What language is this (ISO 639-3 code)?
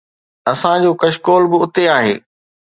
snd